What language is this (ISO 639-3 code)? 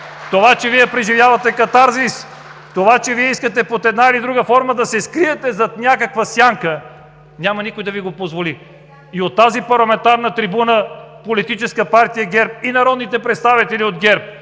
bul